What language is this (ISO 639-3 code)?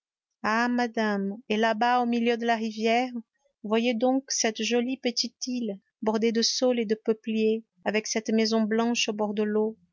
fra